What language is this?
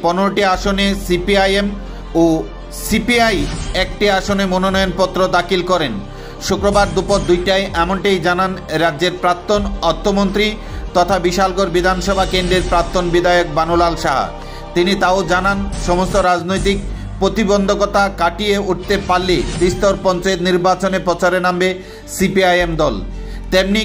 Bangla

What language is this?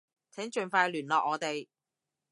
Cantonese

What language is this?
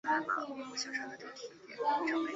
Chinese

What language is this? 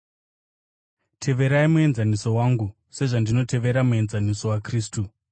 Shona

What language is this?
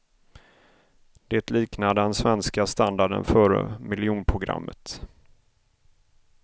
Swedish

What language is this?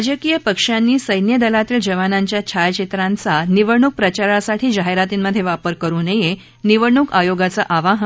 Marathi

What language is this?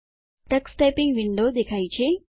Gujarati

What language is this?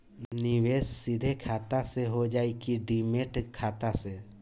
Bhojpuri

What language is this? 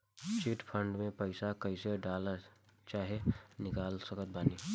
Bhojpuri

